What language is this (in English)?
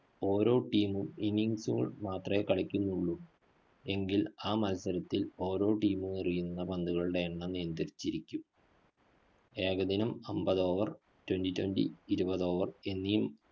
Malayalam